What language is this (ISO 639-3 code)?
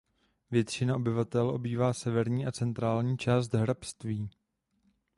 ces